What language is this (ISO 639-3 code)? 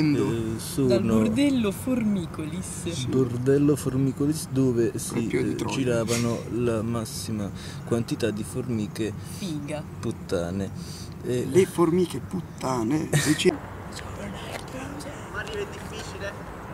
ita